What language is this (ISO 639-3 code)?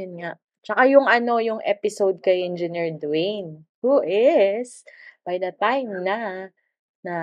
fil